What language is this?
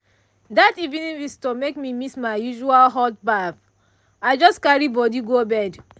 Nigerian Pidgin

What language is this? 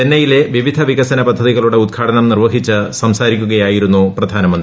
Malayalam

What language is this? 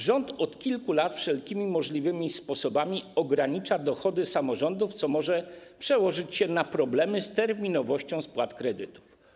Polish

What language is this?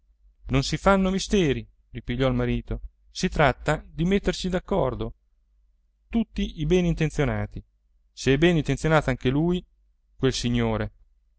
Italian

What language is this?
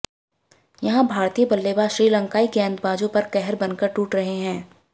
Hindi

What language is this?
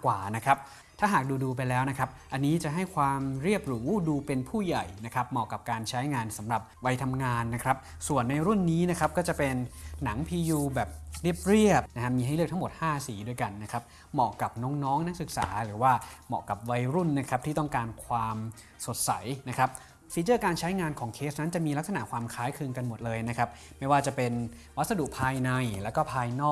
Thai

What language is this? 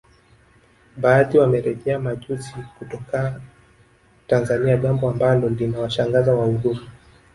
Swahili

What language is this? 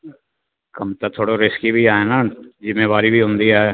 Sindhi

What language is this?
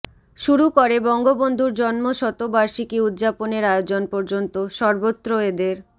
Bangla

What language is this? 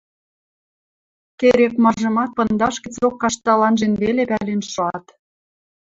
Western Mari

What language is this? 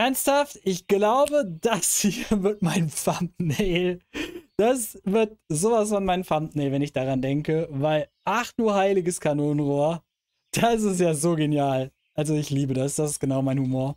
German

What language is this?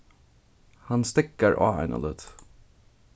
Faroese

